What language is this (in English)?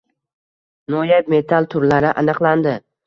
Uzbek